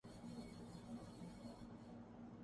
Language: Urdu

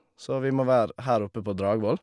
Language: Norwegian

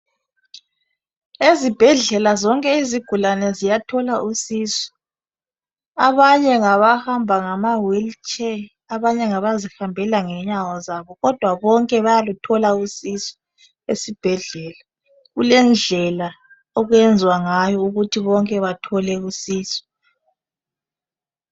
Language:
North Ndebele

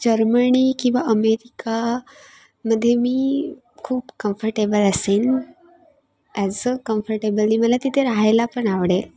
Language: Marathi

